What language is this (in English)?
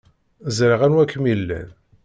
Kabyle